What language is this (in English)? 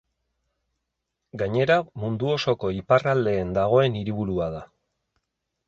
Basque